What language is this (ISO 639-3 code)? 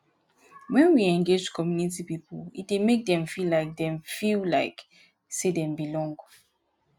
pcm